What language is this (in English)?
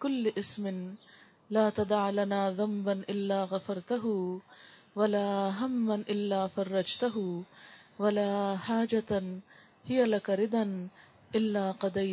Urdu